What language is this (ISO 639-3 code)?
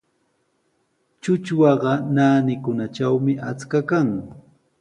qws